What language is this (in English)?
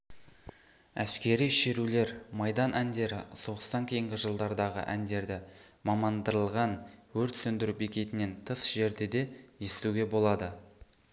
Kazakh